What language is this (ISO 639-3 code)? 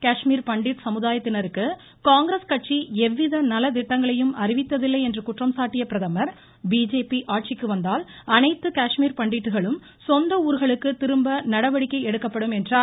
tam